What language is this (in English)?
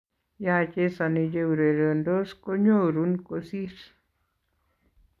Kalenjin